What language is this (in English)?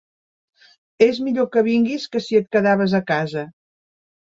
Catalan